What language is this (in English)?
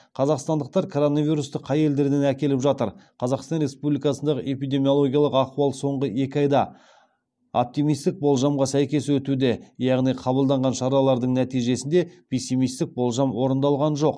Kazakh